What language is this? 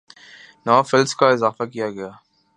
Urdu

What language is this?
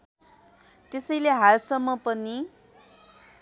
Nepali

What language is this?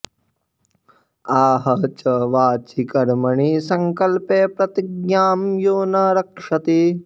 Sanskrit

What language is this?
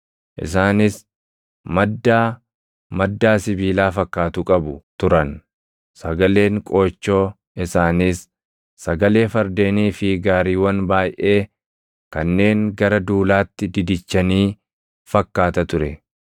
Oromo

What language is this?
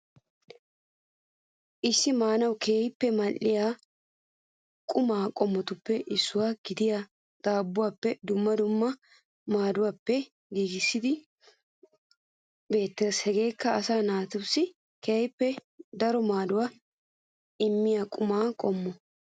Wolaytta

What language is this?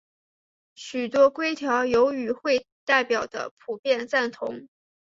Chinese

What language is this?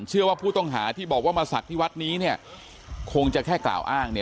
Thai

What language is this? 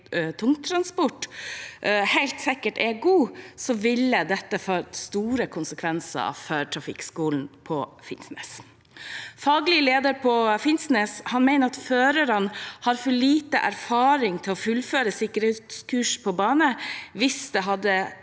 Norwegian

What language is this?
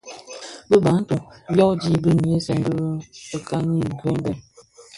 Bafia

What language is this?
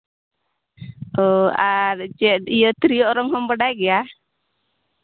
Santali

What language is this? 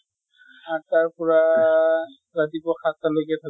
Assamese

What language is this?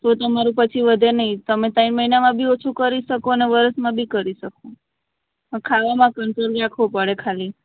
Gujarati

